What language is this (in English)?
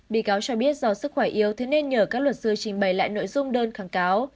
Vietnamese